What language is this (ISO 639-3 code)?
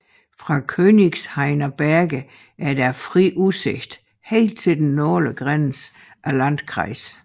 dan